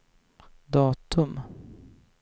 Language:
Swedish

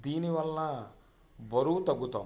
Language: Telugu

